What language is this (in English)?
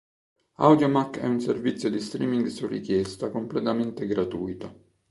Italian